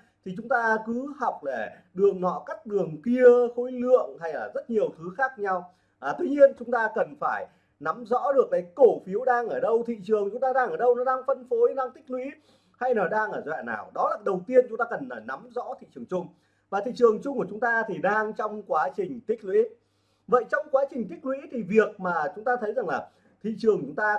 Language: Vietnamese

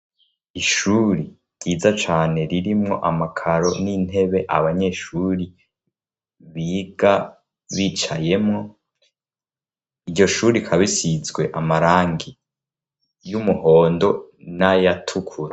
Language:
Rundi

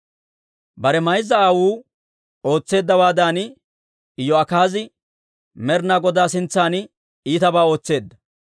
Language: Dawro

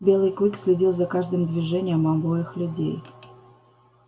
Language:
Russian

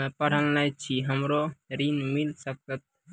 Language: Maithili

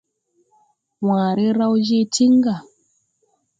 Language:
Tupuri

